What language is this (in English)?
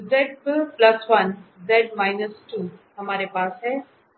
Hindi